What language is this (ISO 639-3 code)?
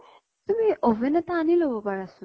asm